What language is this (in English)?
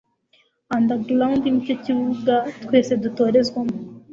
Kinyarwanda